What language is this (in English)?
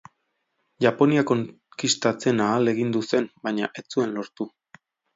Basque